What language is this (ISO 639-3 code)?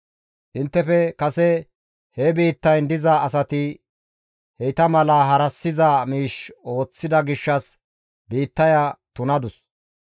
gmv